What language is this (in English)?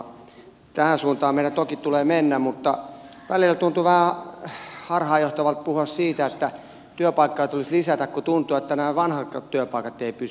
Finnish